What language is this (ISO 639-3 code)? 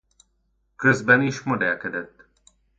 hun